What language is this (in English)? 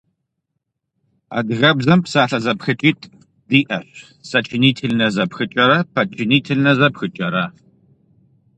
Kabardian